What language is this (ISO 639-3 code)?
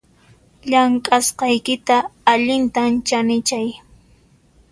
qxp